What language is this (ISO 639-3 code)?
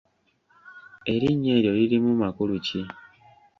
lug